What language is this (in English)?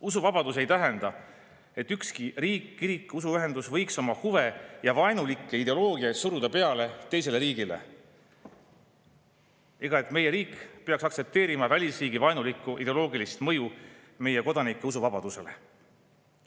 Estonian